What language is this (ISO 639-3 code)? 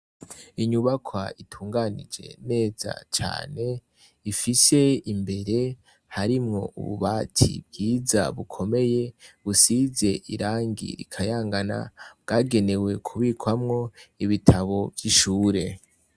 run